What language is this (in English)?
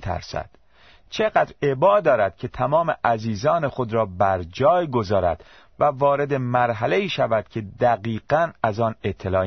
Persian